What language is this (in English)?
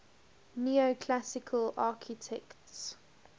English